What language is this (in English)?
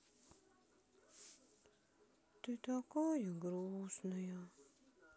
Russian